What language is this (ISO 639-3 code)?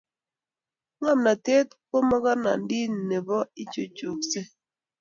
kln